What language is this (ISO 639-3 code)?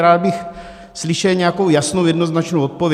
ces